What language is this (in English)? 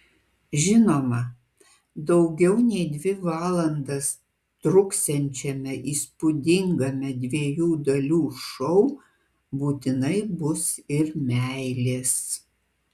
Lithuanian